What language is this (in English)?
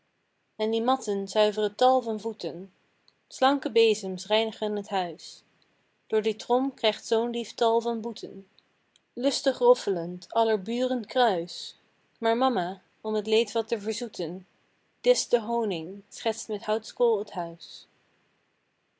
Dutch